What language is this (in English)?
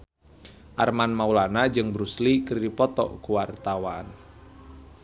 Sundanese